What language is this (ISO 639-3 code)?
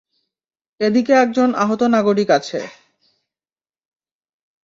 ben